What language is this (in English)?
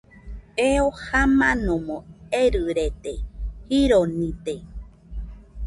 Nüpode Huitoto